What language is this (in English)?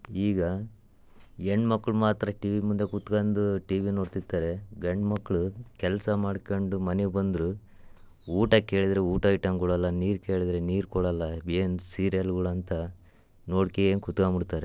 Kannada